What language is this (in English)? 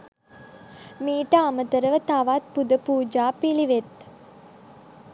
Sinhala